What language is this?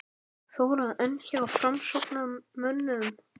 Icelandic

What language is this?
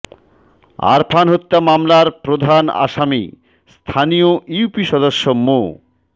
Bangla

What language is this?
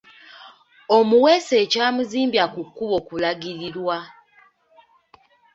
Ganda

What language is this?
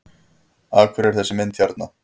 Icelandic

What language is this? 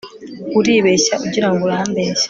Kinyarwanda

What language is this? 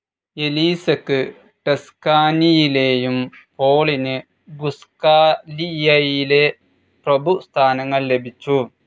Malayalam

